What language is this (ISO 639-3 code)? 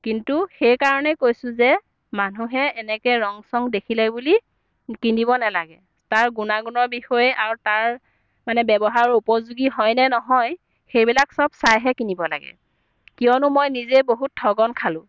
asm